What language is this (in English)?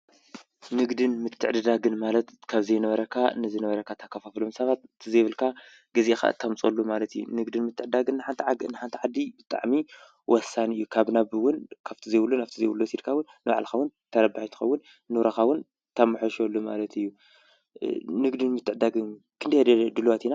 Tigrinya